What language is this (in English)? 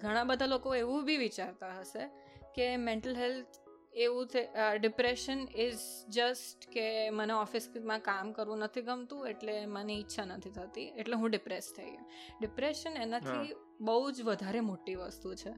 Gujarati